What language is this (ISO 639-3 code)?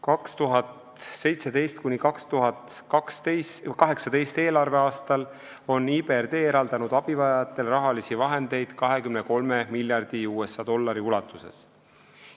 est